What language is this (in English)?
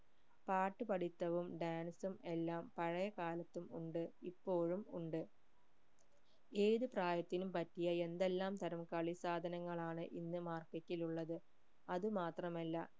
Malayalam